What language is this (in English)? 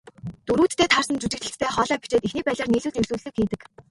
Mongolian